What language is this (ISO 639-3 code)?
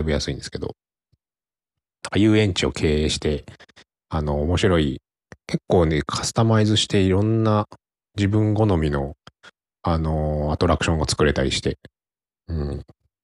jpn